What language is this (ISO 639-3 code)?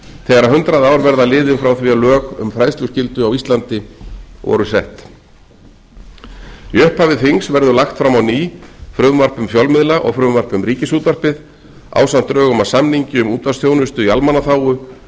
isl